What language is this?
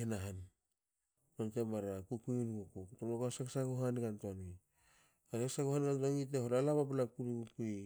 Hakö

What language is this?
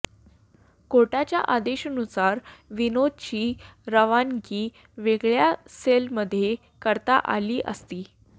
Marathi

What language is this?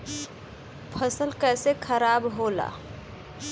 Bhojpuri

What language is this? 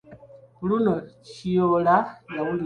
Ganda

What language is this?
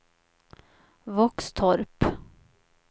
Swedish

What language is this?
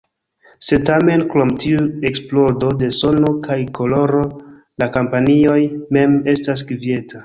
Esperanto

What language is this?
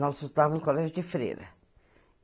Portuguese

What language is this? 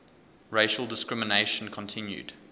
English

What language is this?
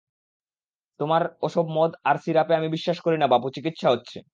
Bangla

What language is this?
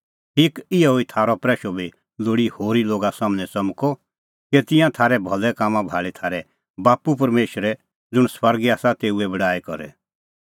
Kullu Pahari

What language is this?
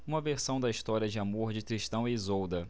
Portuguese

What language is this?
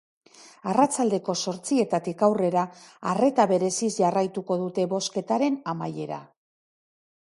Basque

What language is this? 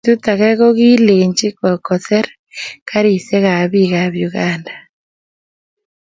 Kalenjin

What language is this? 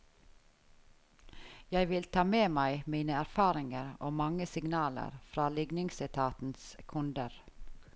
Norwegian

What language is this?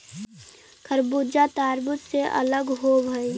Magahi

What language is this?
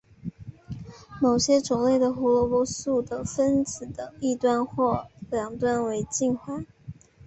Chinese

